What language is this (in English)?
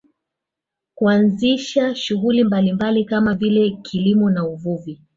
Swahili